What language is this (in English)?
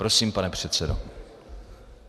Czech